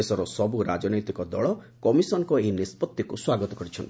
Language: Odia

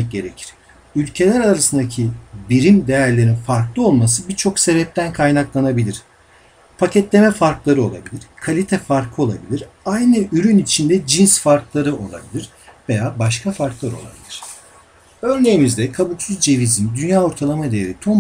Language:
Turkish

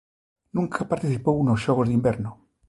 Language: Galician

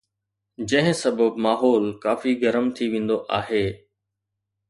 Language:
Sindhi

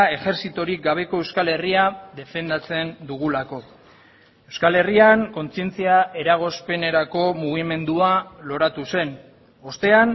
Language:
Basque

